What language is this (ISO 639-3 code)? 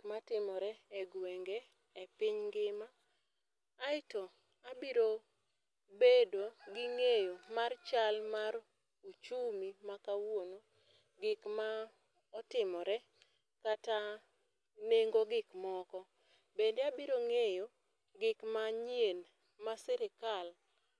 luo